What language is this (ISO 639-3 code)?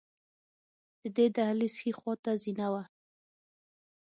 pus